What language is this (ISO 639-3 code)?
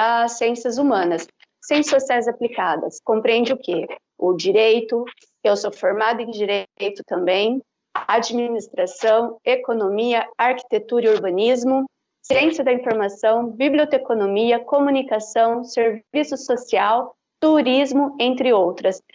por